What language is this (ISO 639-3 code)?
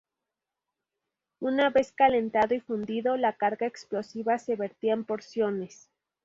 spa